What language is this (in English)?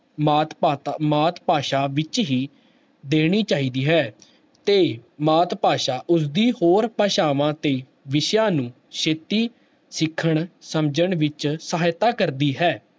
Punjabi